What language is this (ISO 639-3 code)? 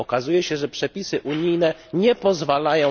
pol